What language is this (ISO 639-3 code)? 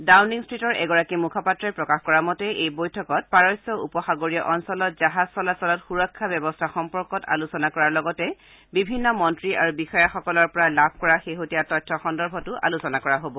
asm